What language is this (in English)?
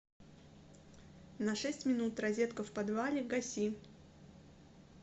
Russian